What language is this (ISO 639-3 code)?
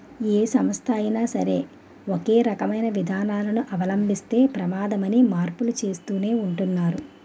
tel